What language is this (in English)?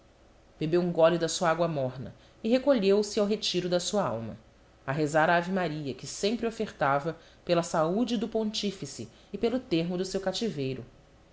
Portuguese